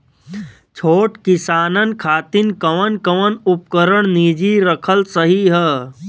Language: Bhojpuri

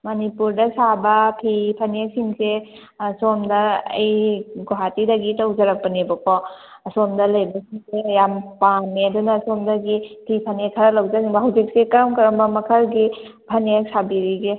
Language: Manipuri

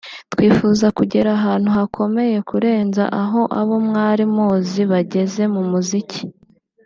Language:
Kinyarwanda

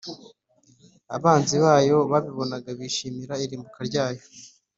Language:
Kinyarwanda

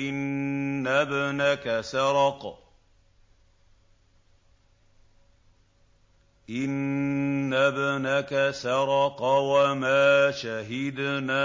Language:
Arabic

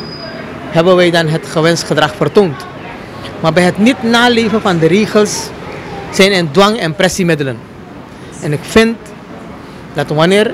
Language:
Dutch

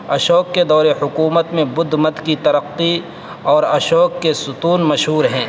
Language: Urdu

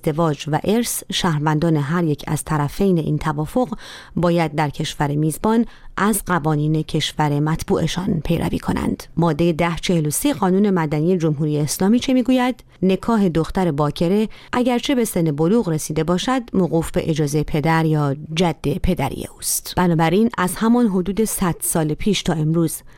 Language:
Persian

